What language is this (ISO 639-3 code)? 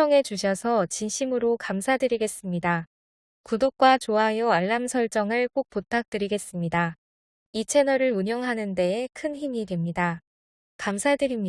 kor